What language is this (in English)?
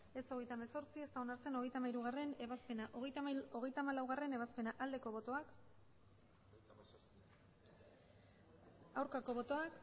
Basque